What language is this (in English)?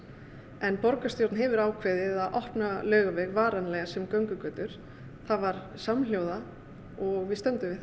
Icelandic